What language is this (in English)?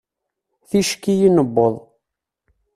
Kabyle